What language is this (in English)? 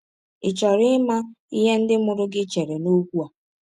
Igbo